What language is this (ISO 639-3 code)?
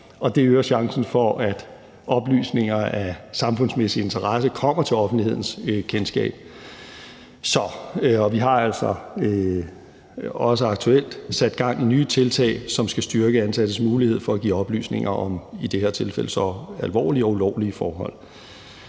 dan